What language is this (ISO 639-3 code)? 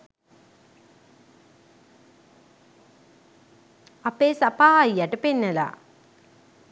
sin